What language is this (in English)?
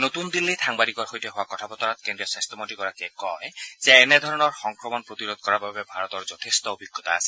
Assamese